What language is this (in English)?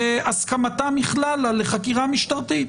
Hebrew